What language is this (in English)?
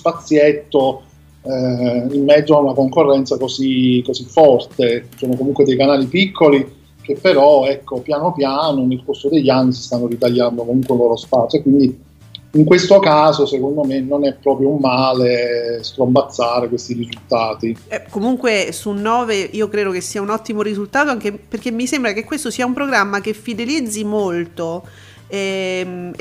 Italian